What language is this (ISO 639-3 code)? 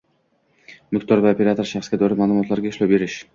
uzb